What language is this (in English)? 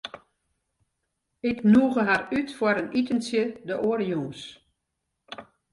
Western Frisian